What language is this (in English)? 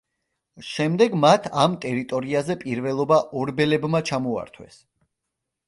Georgian